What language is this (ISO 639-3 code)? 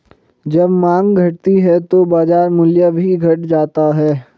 hin